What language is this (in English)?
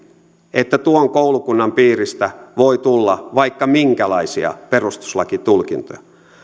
Finnish